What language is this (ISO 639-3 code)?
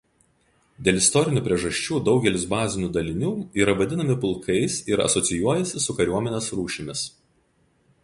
lit